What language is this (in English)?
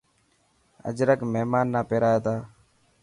Dhatki